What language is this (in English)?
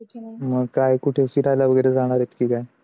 Marathi